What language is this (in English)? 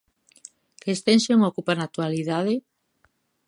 Galician